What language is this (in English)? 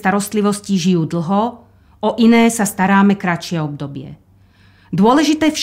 Slovak